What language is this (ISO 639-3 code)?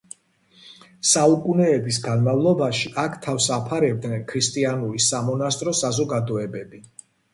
kat